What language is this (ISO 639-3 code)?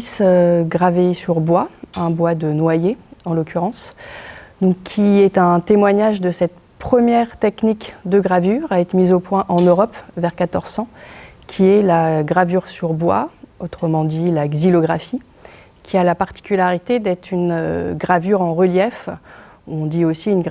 fra